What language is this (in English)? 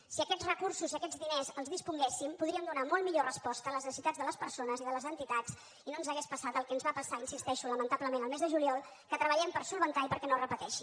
Catalan